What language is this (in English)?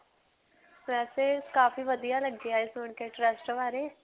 Punjabi